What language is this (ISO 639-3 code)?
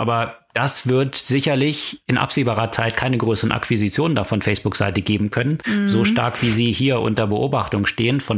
deu